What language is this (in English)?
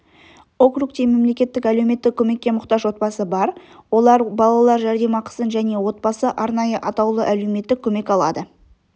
Kazakh